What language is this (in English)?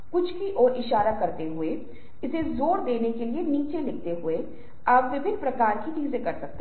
Hindi